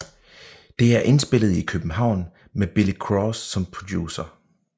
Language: Danish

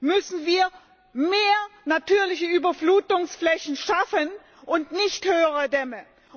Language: German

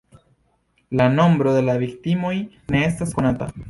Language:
Esperanto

